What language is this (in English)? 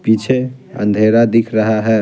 Hindi